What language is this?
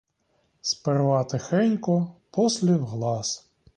Ukrainian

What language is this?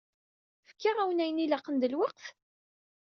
Kabyle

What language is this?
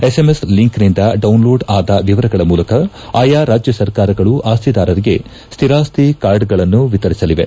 Kannada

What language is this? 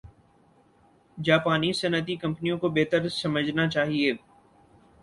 Urdu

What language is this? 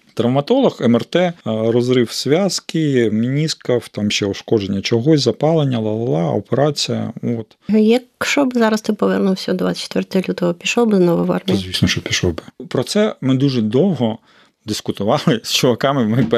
Ukrainian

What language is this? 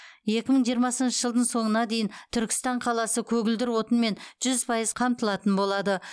Kazakh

